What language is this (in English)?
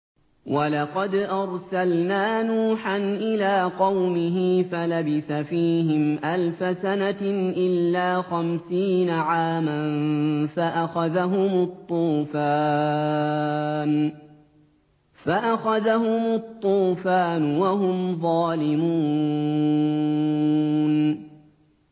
Arabic